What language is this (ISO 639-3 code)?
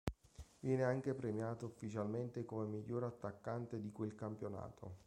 ita